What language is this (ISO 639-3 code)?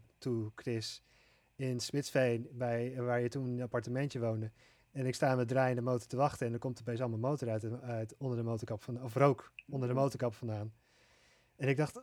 nld